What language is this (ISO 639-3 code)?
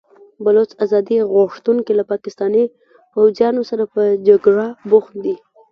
pus